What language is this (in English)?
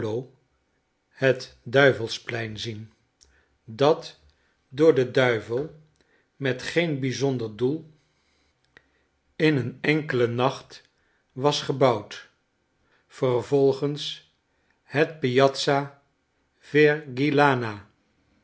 Dutch